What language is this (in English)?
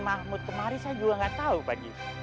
Indonesian